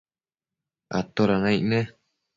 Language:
Matsés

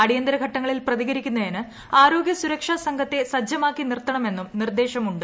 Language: Malayalam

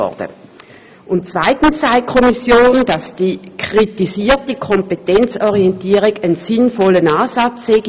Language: Swiss German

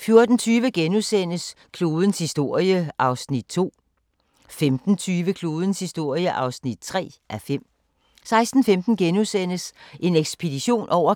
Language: Danish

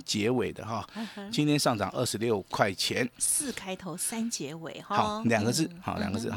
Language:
Chinese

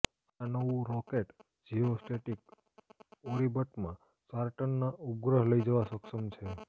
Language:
Gujarati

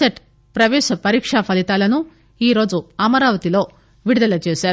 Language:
Telugu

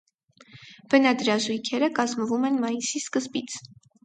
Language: Armenian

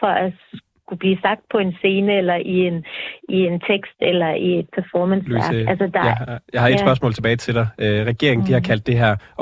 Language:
Danish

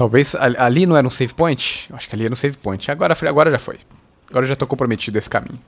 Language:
Portuguese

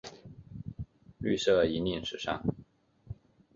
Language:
Chinese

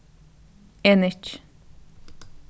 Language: Faroese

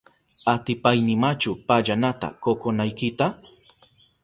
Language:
Southern Pastaza Quechua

